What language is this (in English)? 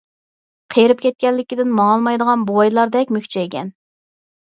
Uyghur